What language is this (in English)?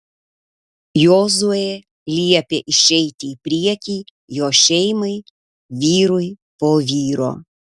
Lithuanian